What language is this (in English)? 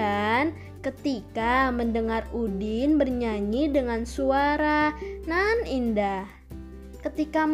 Indonesian